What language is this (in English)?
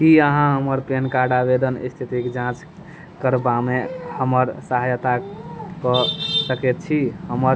Maithili